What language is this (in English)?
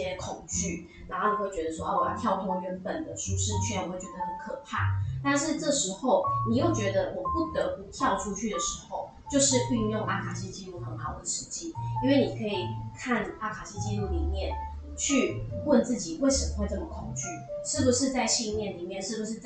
Chinese